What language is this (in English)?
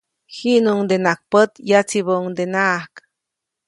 Copainalá Zoque